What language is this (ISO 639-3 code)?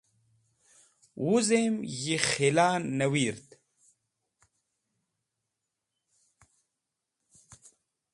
wbl